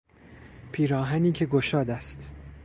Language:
Persian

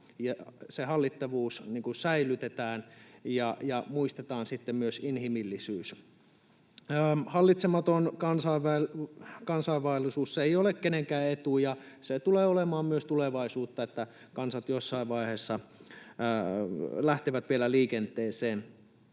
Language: Finnish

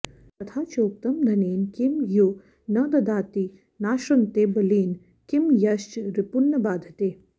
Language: Sanskrit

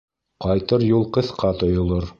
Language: Bashkir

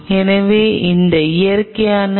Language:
Tamil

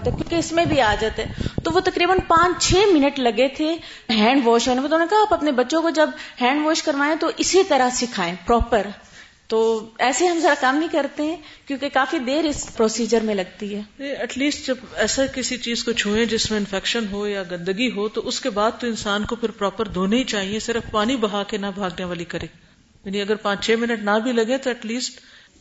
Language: Urdu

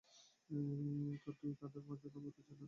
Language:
Bangla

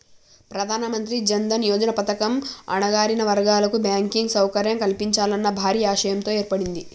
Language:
Telugu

